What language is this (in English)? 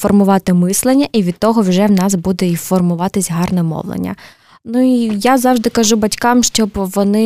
Ukrainian